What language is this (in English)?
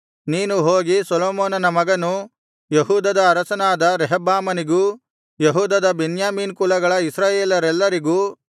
Kannada